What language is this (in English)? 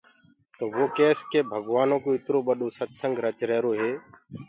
Gurgula